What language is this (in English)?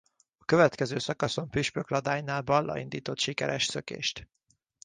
Hungarian